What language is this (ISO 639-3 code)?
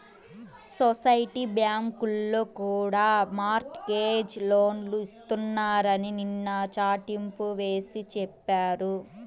tel